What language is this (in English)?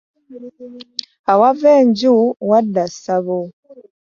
Ganda